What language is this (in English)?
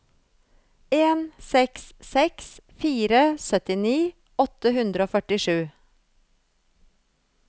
Norwegian